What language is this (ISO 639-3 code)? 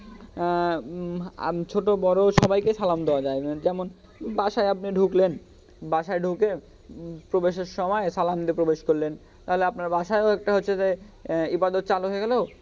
ben